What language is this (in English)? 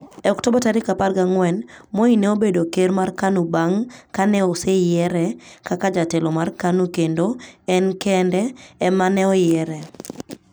Luo (Kenya and Tanzania)